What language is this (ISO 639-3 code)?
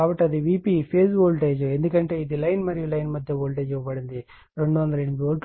tel